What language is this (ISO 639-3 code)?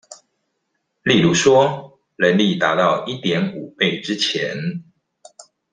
zho